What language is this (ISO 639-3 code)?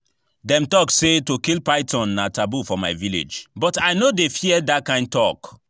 pcm